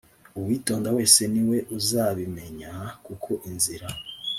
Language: Kinyarwanda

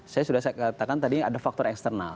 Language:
Indonesian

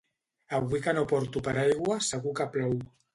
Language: Catalan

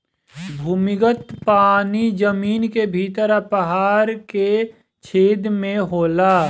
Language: Bhojpuri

